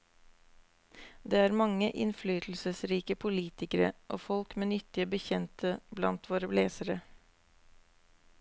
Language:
Norwegian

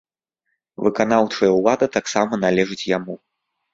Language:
Belarusian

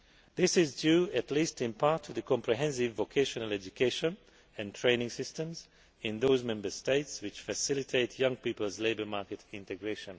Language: English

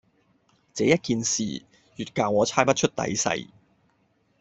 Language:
Cantonese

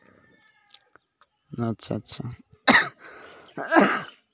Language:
Santali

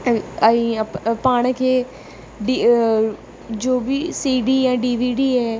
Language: Sindhi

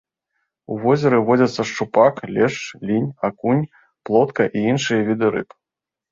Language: Belarusian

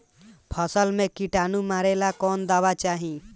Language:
Bhojpuri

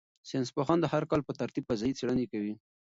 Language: Pashto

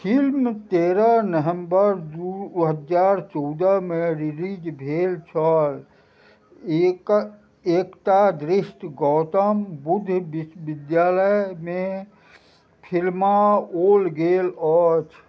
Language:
Maithili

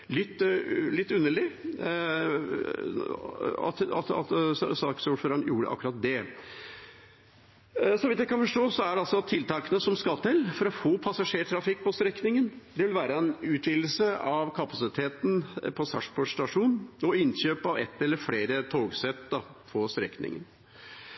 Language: Norwegian Bokmål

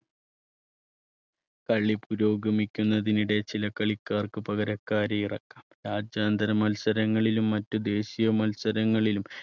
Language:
Malayalam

